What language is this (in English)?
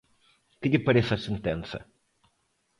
Galician